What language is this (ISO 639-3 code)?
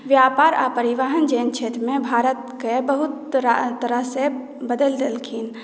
mai